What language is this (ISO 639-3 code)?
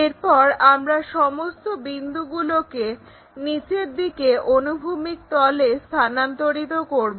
ben